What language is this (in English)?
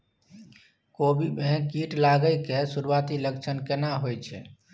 Maithili